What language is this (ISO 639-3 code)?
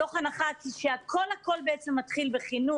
heb